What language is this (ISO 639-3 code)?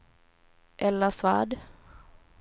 swe